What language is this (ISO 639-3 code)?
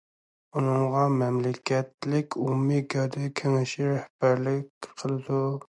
uig